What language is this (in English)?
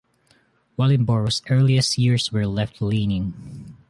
English